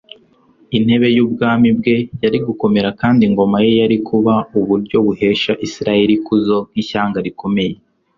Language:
Kinyarwanda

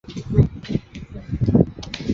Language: Chinese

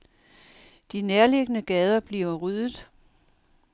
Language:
Danish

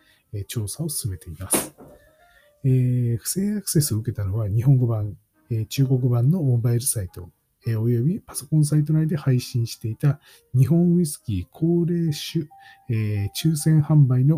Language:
Japanese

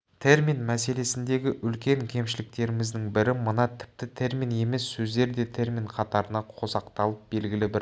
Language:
Kazakh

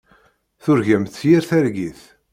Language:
Kabyle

